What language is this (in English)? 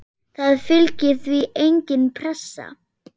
Icelandic